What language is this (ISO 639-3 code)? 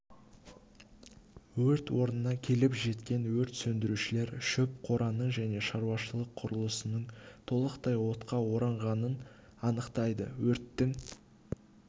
kaz